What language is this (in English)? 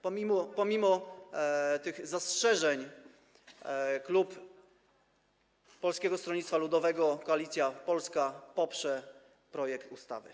Polish